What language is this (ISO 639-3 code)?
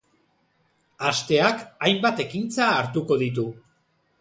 eus